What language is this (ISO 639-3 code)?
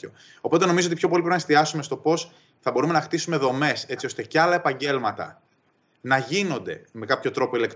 ell